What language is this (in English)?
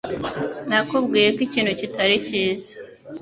Kinyarwanda